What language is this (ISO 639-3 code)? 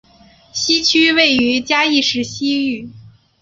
zho